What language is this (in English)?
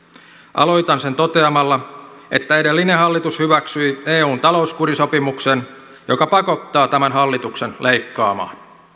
Finnish